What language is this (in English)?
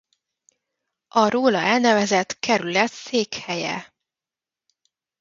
Hungarian